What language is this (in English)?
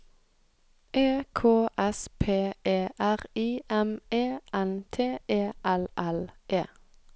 Norwegian